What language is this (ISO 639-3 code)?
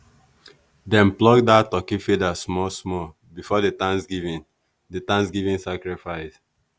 pcm